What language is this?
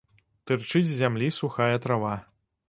Belarusian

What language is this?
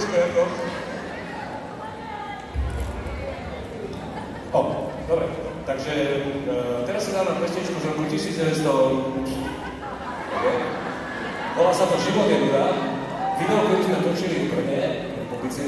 Polish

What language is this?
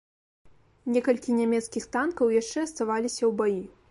Belarusian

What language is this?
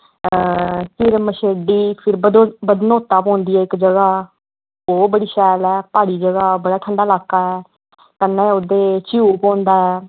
Dogri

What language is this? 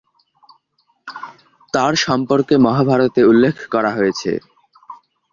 Bangla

